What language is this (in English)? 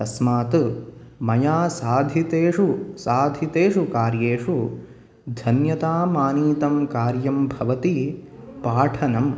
Sanskrit